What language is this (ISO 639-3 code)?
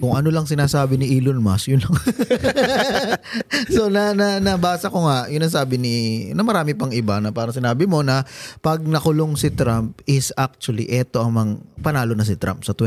fil